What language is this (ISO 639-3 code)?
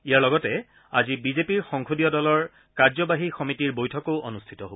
asm